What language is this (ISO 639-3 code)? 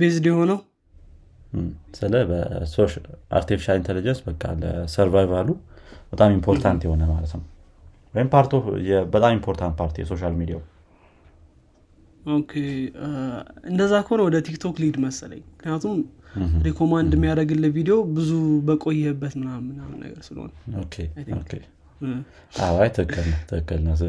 amh